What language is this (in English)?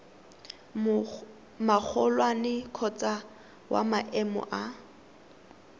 Tswana